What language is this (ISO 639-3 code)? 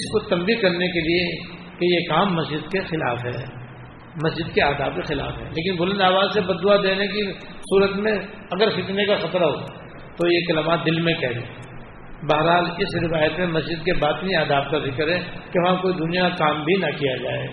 urd